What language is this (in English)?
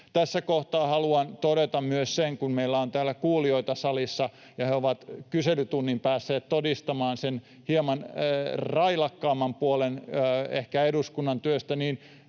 Finnish